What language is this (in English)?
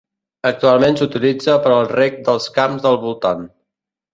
Catalan